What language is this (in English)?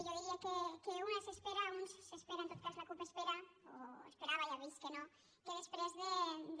Catalan